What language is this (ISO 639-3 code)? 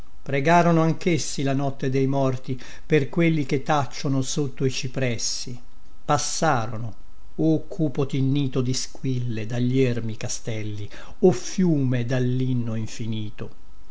ita